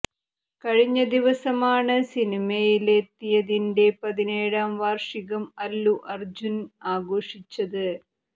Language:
Malayalam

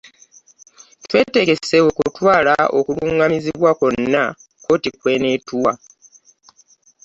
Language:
Ganda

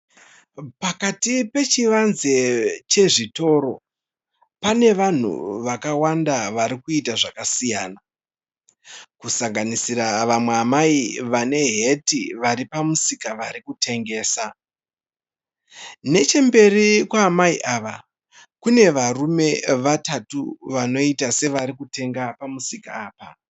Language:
Shona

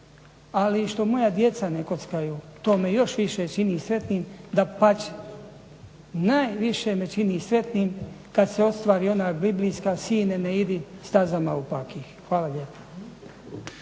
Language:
Croatian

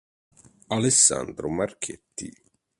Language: Italian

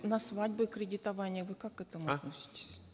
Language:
Kazakh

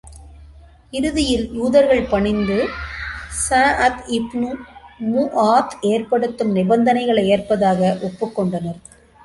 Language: Tamil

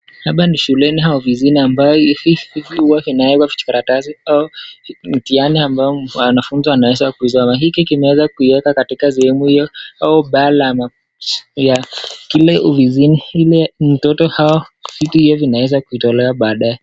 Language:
Swahili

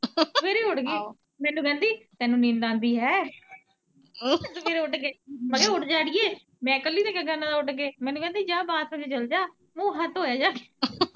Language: Punjabi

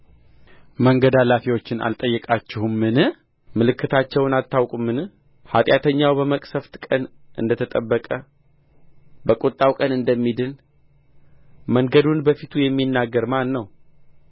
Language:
Amharic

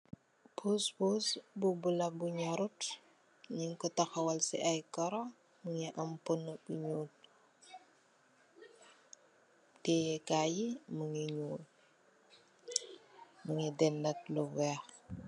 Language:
Wolof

